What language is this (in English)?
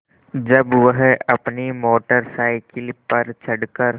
Hindi